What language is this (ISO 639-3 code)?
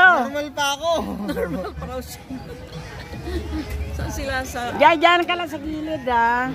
fil